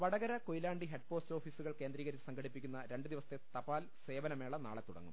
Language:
Malayalam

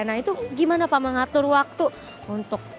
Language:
Indonesian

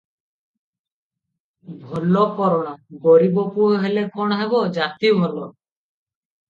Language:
Odia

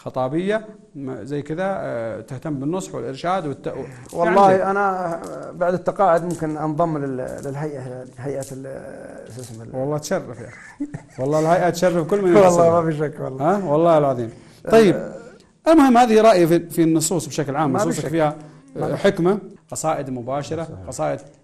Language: Arabic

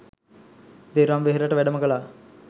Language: Sinhala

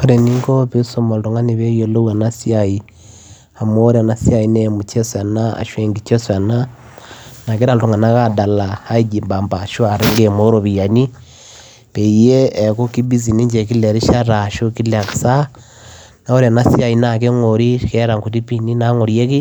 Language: Masai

